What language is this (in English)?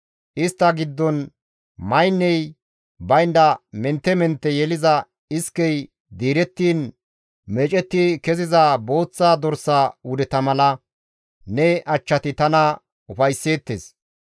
Gamo